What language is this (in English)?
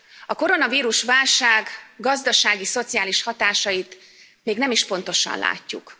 Hungarian